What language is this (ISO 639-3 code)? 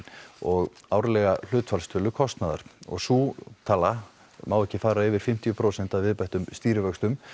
isl